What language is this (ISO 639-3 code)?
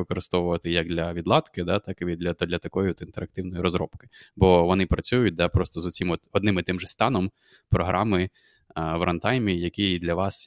ukr